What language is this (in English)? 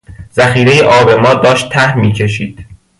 Persian